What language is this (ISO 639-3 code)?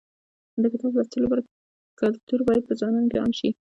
pus